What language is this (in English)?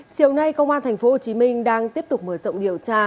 Vietnamese